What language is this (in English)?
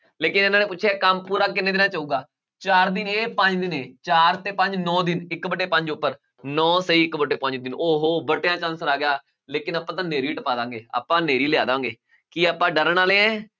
Punjabi